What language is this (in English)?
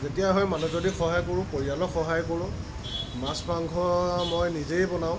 Assamese